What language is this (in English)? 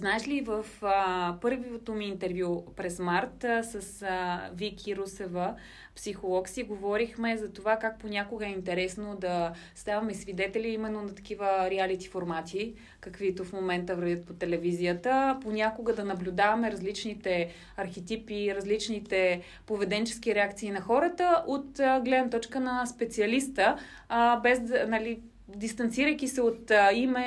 Bulgarian